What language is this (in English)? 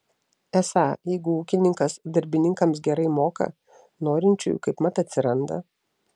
Lithuanian